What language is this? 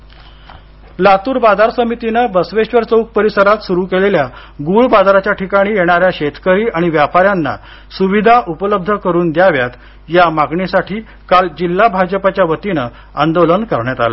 Marathi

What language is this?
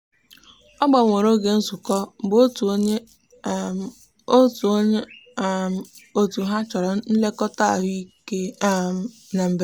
Igbo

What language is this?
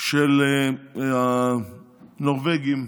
Hebrew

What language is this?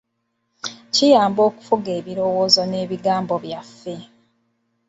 Ganda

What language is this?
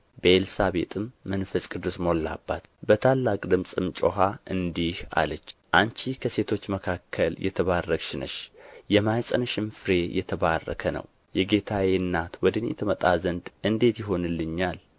Amharic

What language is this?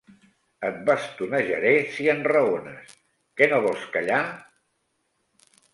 Catalan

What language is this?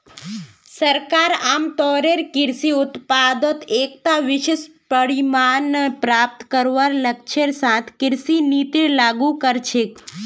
Magahi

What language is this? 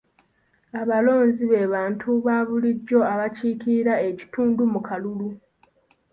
Ganda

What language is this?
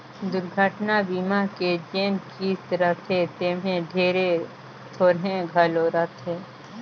Chhattisgarhi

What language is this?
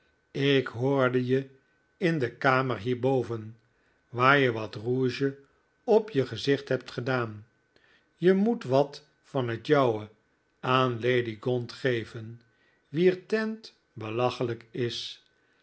Dutch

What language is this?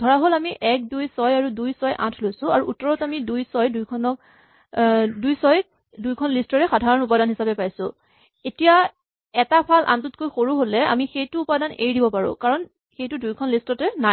Assamese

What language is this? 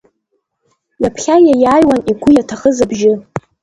Abkhazian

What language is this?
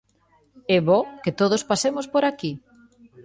Galician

